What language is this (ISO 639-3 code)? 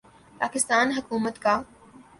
urd